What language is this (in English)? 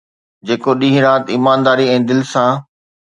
Sindhi